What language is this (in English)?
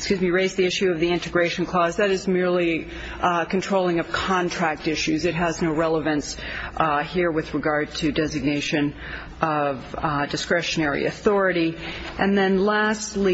English